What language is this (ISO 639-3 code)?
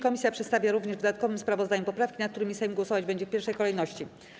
pol